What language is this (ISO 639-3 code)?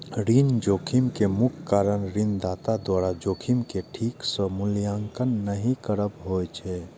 mai